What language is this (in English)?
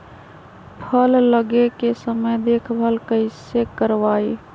Magahi